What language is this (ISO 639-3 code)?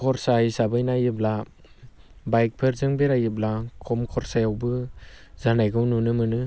brx